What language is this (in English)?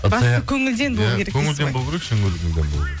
Kazakh